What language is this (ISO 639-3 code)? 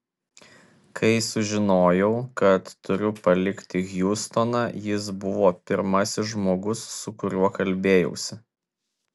lit